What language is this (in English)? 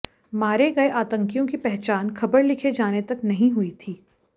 Hindi